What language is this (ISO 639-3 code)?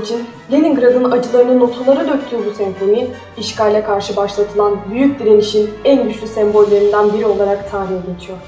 tur